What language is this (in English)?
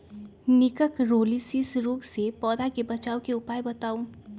Magahi